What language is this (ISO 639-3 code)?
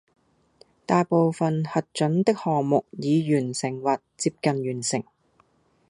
yue